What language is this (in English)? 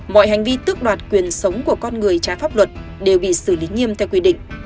Vietnamese